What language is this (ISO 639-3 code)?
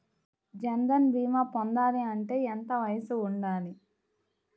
tel